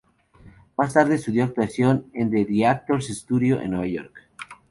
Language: Spanish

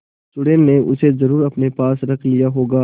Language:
Hindi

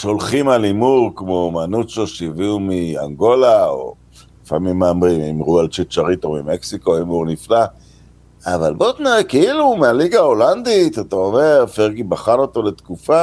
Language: Hebrew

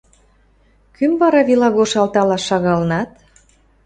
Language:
Western Mari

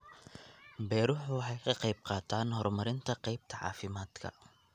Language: Somali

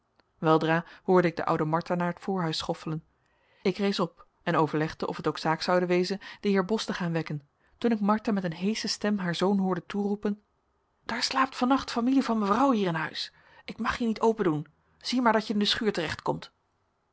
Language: Dutch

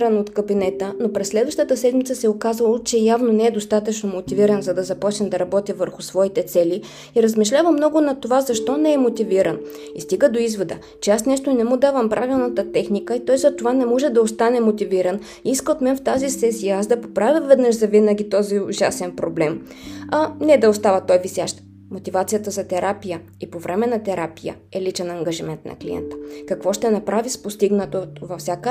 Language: Bulgarian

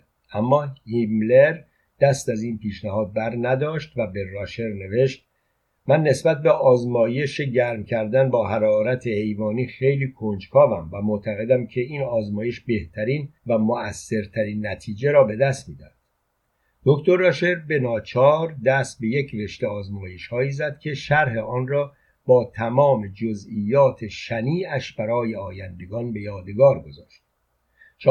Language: Persian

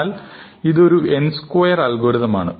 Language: Malayalam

